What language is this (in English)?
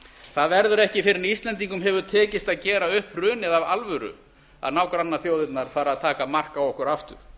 Icelandic